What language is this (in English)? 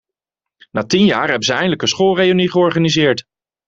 Dutch